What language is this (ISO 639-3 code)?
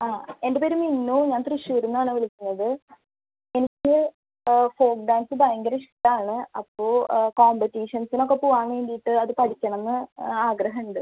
mal